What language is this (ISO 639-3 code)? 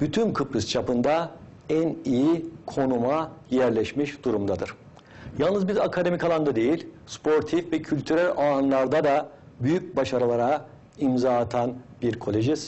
tur